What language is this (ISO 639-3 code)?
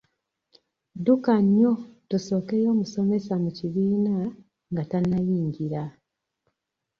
lug